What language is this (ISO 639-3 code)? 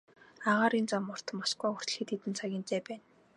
mon